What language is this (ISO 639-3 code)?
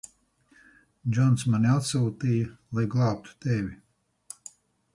lav